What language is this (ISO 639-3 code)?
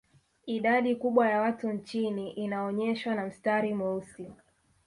swa